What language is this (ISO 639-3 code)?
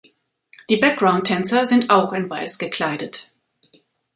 deu